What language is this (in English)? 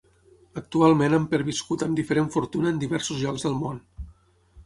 Catalan